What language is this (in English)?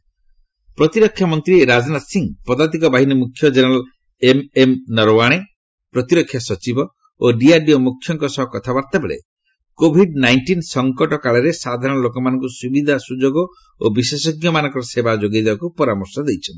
Odia